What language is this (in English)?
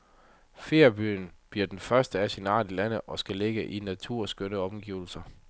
Danish